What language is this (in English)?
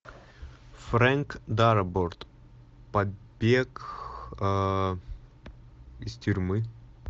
Russian